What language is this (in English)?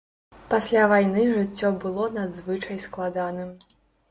Belarusian